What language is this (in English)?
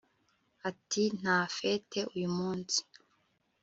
Kinyarwanda